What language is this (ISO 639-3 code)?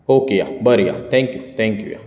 kok